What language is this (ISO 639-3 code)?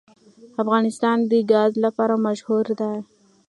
pus